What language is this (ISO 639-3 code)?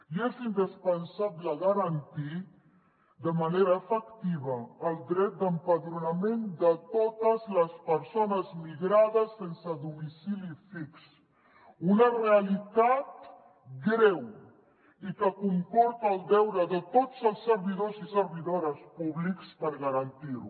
cat